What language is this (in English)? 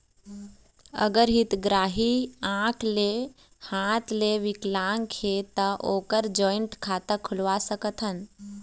Chhattisgarhi